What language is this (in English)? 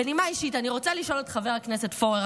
Hebrew